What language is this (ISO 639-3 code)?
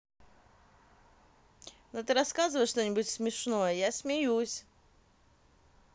rus